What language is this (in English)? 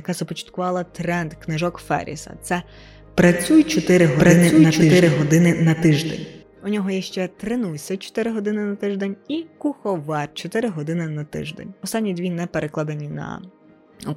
Ukrainian